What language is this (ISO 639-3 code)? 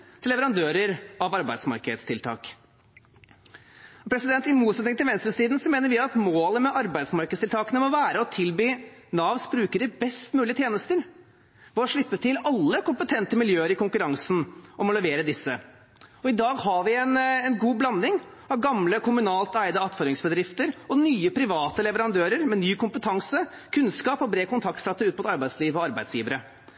nob